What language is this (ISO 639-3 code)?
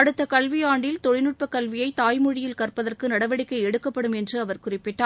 tam